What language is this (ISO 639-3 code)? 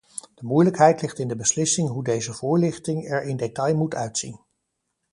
nld